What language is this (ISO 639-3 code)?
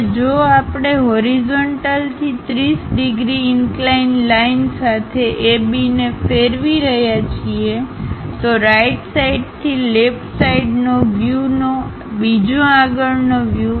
guj